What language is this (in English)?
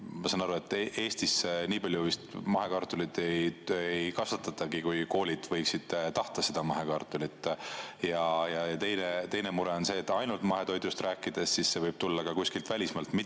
Estonian